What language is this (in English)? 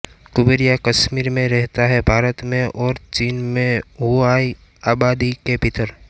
Hindi